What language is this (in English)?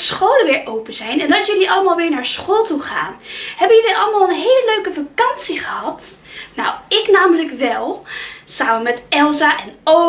Dutch